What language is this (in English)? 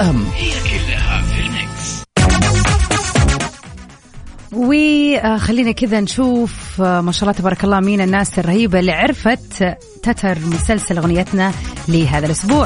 Arabic